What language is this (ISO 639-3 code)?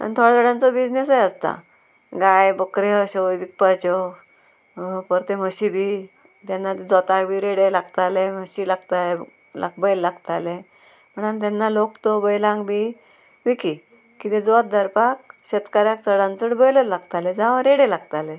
kok